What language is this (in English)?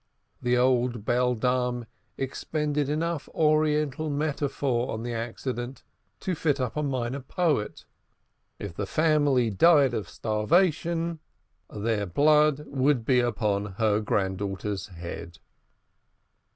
English